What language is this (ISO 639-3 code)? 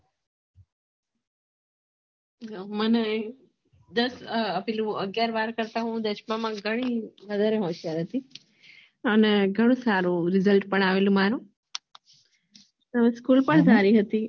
guj